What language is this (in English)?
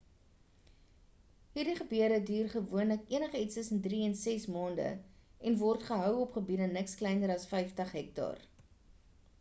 Afrikaans